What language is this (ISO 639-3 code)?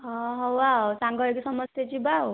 ori